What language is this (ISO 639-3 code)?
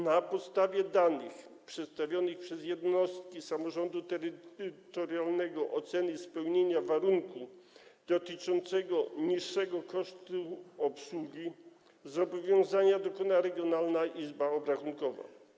pol